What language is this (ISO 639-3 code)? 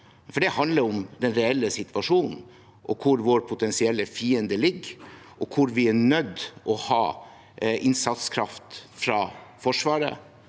nor